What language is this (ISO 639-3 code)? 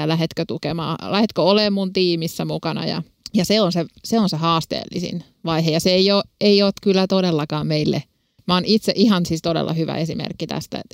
fin